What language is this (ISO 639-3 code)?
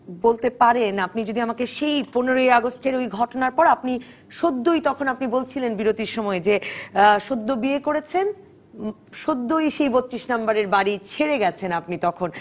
ben